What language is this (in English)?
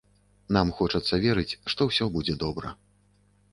Belarusian